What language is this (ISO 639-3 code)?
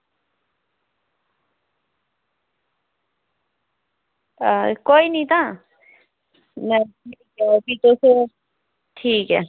doi